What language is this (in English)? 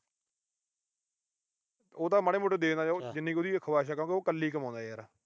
Punjabi